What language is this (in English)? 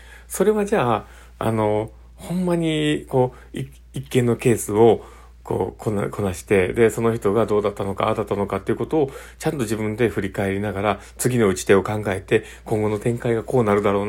Japanese